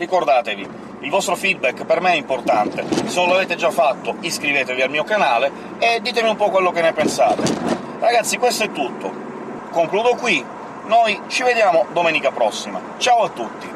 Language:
Italian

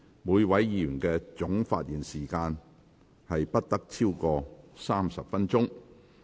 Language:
Cantonese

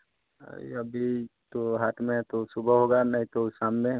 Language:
Hindi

